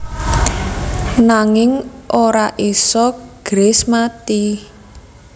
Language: Javanese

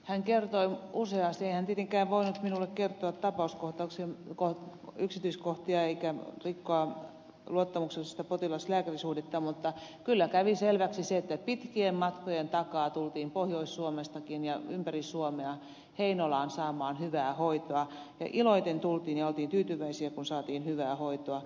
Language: Finnish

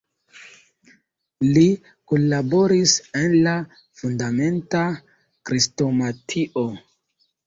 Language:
Esperanto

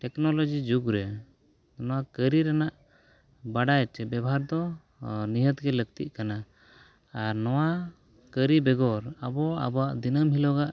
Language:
Santali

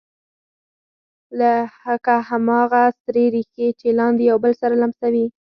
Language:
Pashto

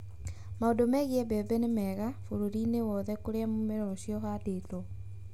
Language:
Kikuyu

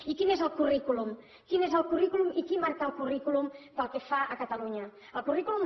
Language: Catalan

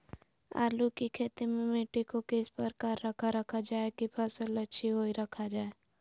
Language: Magahi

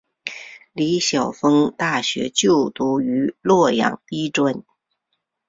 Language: Chinese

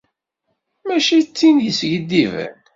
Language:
Kabyle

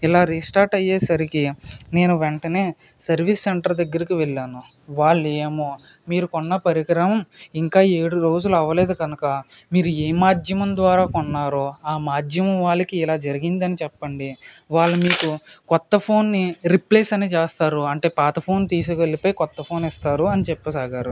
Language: Telugu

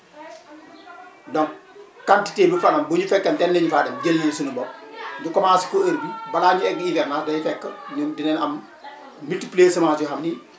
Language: Wolof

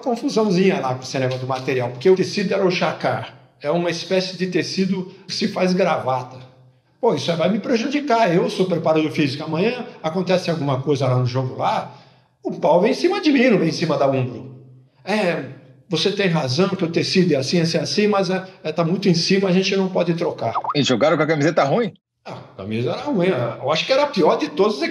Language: Portuguese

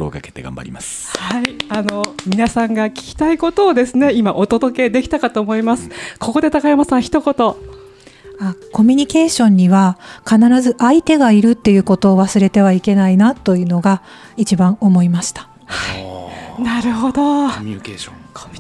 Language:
Japanese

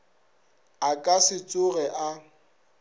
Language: Northern Sotho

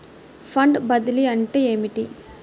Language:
Telugu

